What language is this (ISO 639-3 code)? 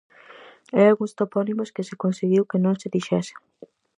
glg